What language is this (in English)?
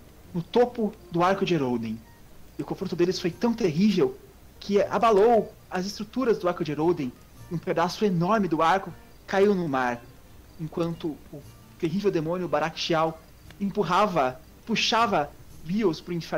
Portuguese